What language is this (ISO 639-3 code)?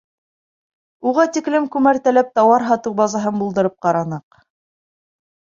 bak